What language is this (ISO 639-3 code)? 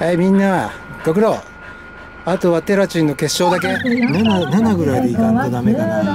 jpn